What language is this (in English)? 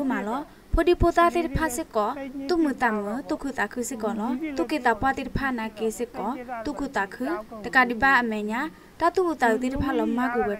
Thai